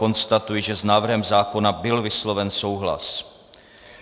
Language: Czech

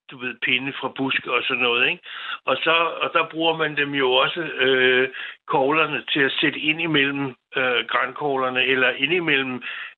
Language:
Danish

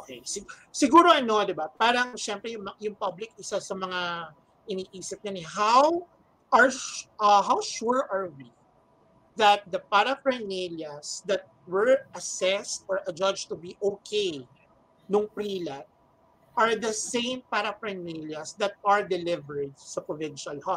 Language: Filipino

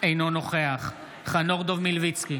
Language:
Hebrew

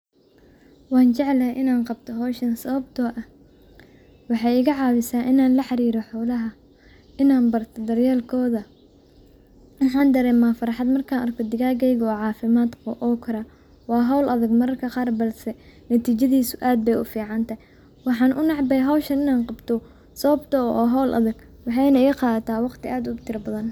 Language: Somali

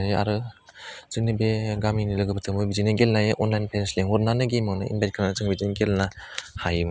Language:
Bodo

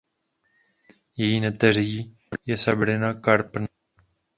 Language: Czech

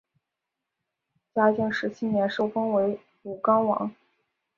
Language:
Chinese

